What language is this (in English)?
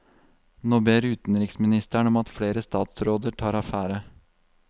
Norwegian